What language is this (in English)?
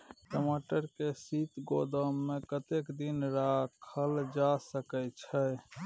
Maithili